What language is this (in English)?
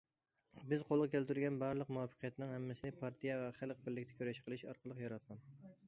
Uyghur